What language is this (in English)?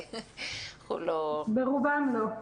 Hebrew